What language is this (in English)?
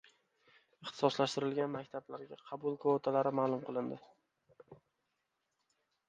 Uzbek